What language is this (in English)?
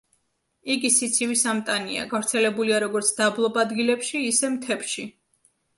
Georgian